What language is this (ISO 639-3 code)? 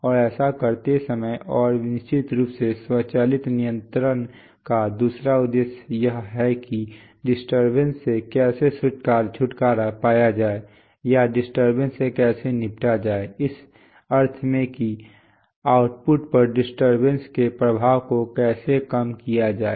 hin